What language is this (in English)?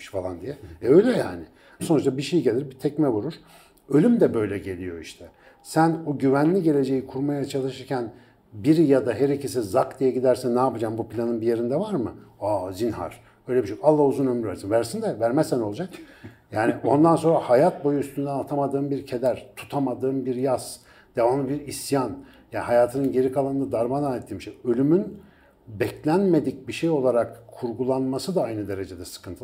Turkish